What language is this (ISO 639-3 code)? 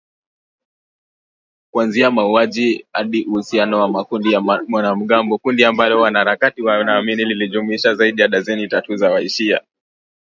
swa